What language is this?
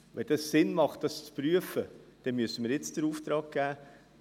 Swiss German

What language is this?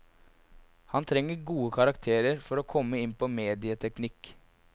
Norwegian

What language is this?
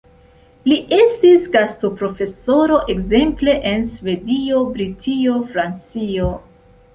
Esperanto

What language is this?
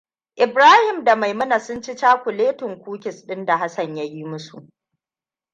Hausa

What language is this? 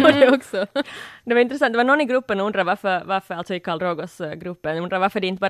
Swedish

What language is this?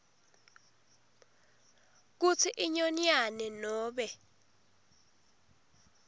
Swati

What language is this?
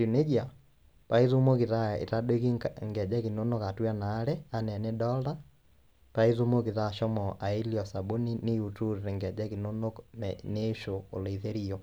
Masai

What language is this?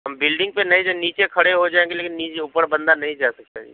Urdu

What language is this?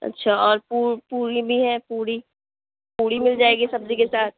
Urdu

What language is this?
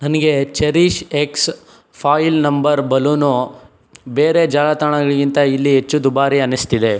Kannada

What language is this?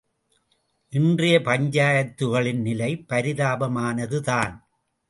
Tamil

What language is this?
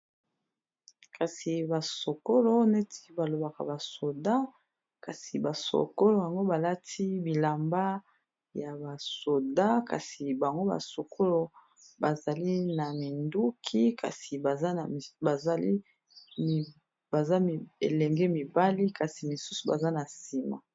Lingala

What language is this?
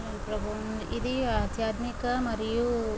Telugu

